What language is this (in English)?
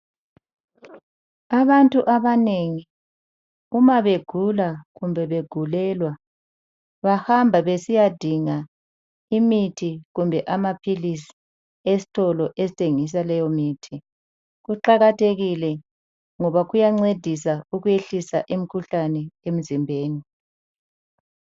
North Ndebele